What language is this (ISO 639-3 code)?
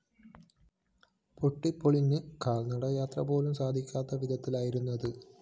mal